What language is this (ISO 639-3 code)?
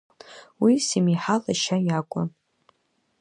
abk